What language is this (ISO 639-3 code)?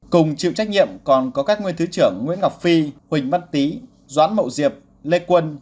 vie